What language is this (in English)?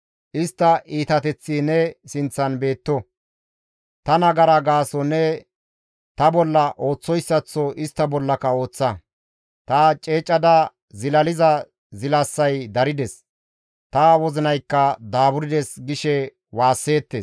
Gamo